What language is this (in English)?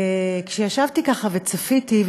Hebrew